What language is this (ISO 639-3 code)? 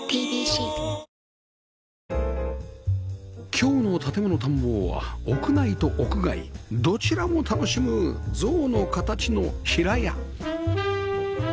jpn